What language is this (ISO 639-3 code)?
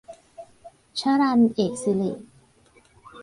tha